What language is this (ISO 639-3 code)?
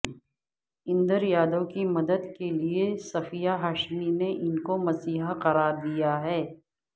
urd